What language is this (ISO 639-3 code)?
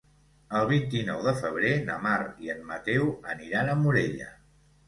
cat